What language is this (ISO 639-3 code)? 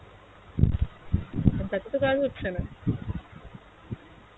ben